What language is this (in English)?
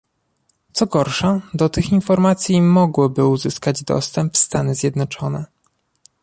Polish